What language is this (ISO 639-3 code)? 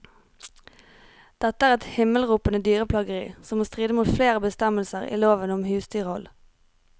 nor